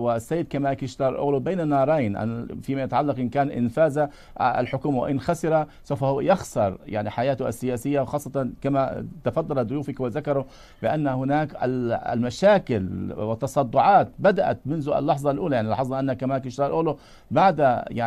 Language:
Arabic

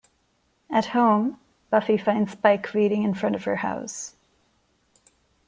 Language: English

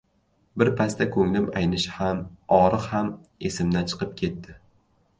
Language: Uzbek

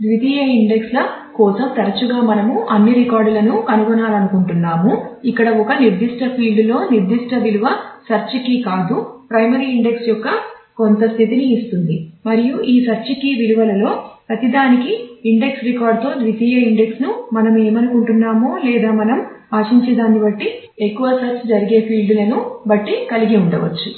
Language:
Telugu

